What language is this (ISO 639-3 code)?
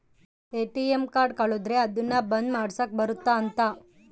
kan